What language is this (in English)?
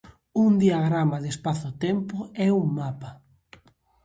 Galician